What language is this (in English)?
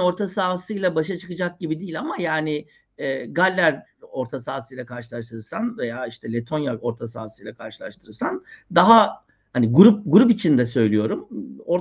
Turkish